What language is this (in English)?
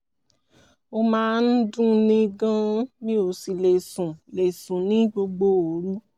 Yoruba